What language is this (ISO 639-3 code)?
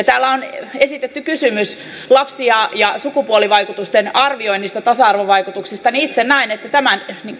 fin